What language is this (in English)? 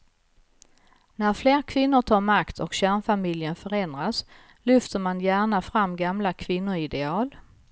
Swedish